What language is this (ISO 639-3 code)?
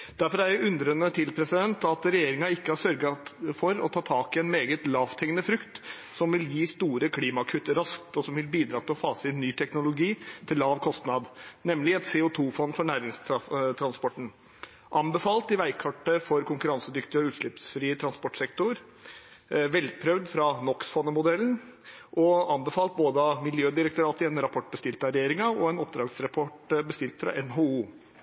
nob